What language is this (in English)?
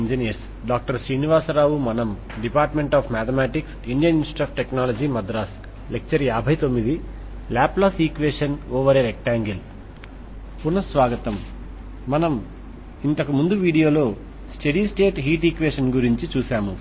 Telugu